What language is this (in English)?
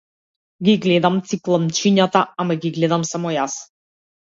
Macedonian